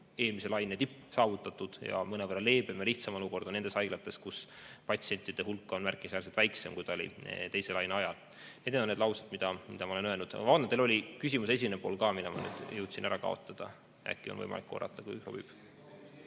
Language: Estonian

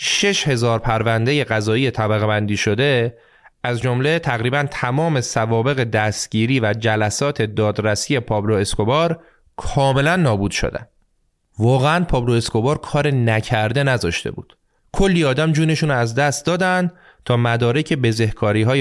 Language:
Persian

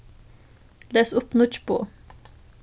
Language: Faroese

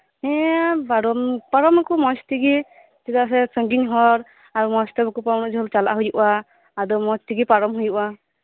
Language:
Santali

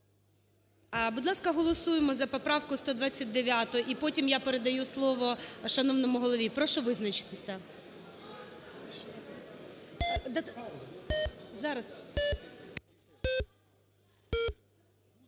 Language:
Ukrainian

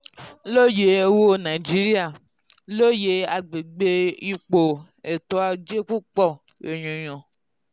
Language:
Yoruba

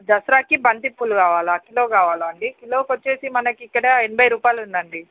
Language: Telugu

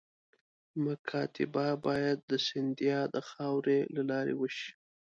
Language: Pashto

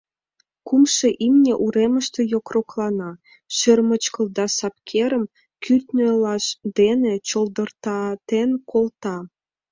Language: Mari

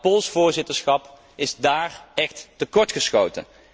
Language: Dutch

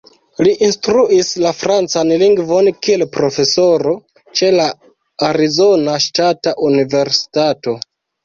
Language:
Esperanto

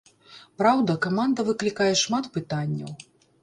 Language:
Belarusian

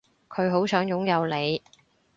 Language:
Cantonese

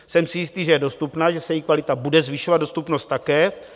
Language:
Czech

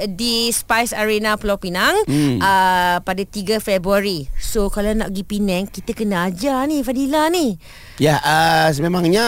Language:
Malay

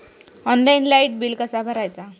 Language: Marathi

